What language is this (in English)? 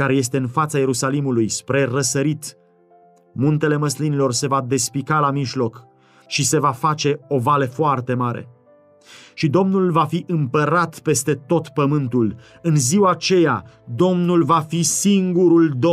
Romanian